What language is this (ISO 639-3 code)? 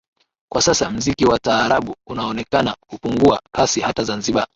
swa